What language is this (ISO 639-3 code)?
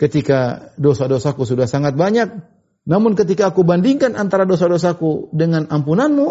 ind